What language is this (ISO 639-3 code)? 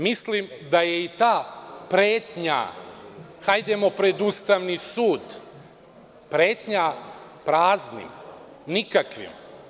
srp